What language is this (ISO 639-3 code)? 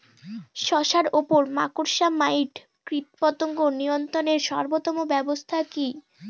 ben